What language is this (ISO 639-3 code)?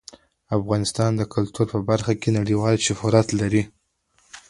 pus